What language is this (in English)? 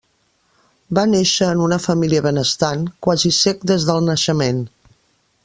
Catalan